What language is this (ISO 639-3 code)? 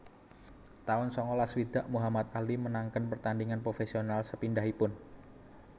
jav